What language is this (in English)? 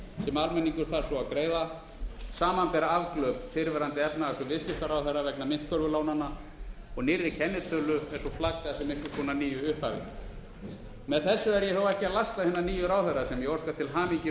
Icelandic